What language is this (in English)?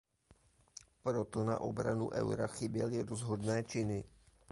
Czech